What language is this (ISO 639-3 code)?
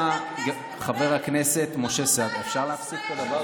heb